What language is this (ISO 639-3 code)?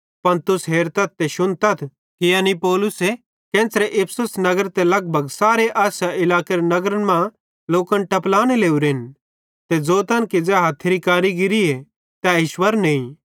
bhd